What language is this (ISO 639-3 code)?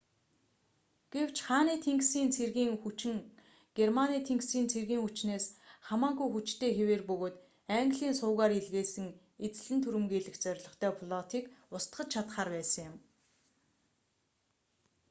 mon